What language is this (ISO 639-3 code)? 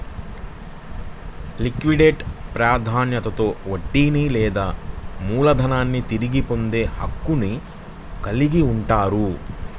tel